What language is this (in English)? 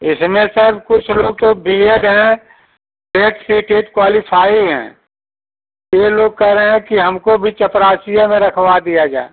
Hindi